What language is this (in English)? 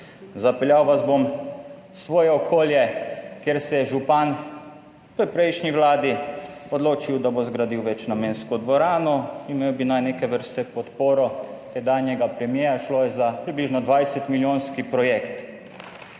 Slovenian